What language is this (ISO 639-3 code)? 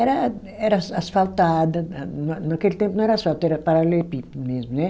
por